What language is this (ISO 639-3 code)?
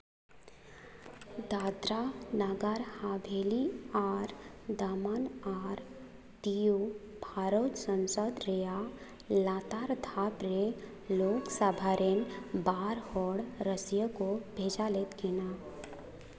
sat